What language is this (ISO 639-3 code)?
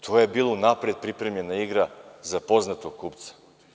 srp